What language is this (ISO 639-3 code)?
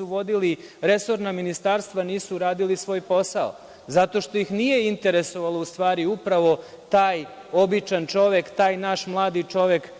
srp